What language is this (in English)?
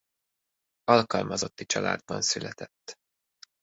Hungarian